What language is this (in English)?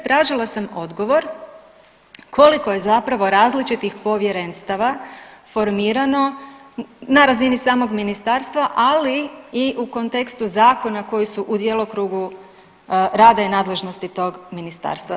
Croatian